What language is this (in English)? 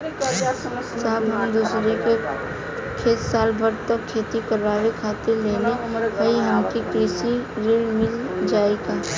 Bhojpuri